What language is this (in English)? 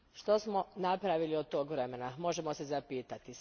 Croatian